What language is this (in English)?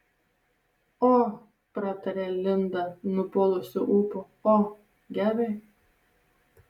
Lithuanian